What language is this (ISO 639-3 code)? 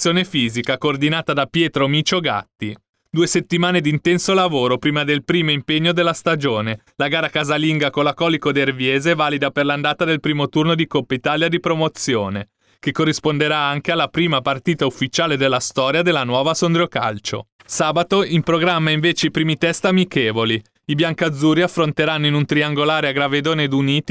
ita